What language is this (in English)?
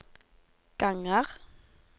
Norwegian